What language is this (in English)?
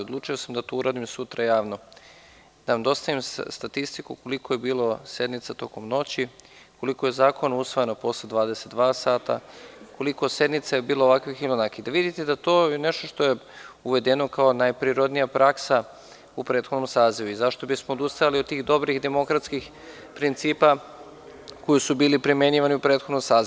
Serbian